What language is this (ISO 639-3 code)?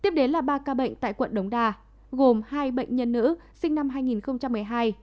vie